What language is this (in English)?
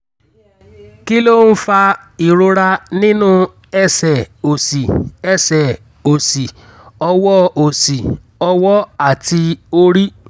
Yoruba